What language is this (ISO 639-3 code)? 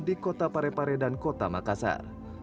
ind